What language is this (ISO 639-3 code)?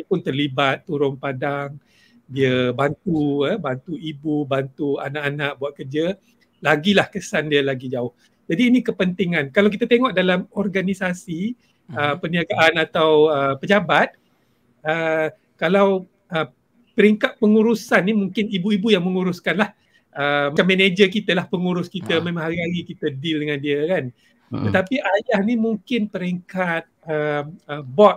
msa